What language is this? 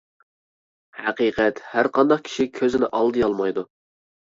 Uyghur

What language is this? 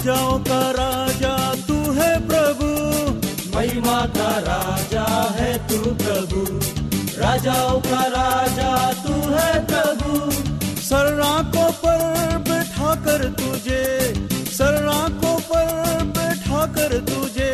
Hindi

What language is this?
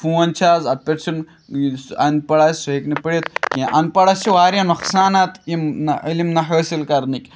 Kashmiri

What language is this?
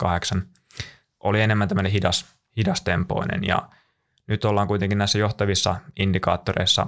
Finnish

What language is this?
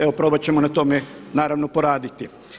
Croatian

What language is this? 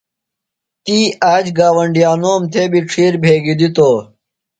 Phalura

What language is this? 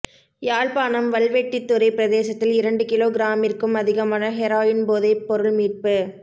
Tamil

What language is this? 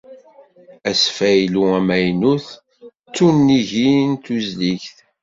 Kabyle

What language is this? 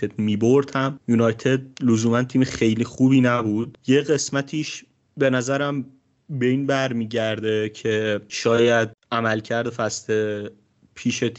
Persian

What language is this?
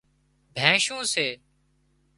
Wadiyara Koli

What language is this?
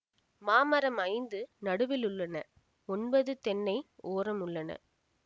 Tamil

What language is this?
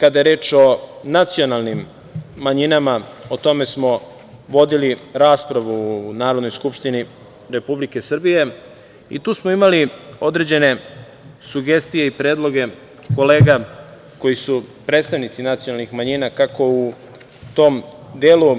Serbian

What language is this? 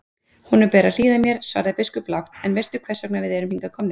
Icelandic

